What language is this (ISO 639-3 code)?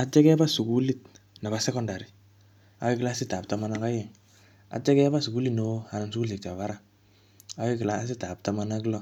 kln